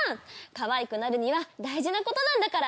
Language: Japanese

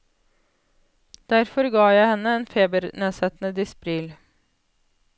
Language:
Norwegian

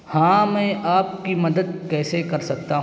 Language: Urdu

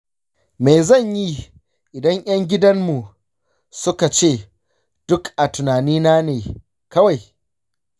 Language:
Hausa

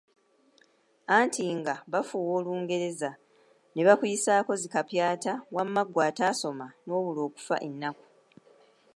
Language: Ganda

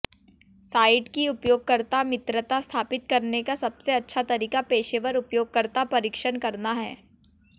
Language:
Hindi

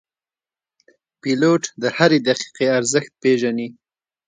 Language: Pashto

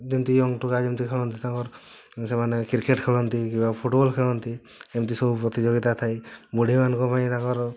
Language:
Odia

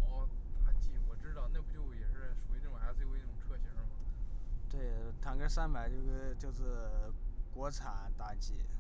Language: Chinese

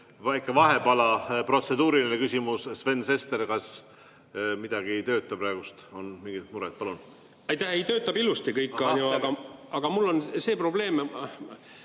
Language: Estonian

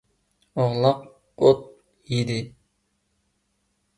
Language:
Uyghur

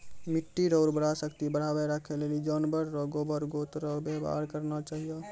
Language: Maithili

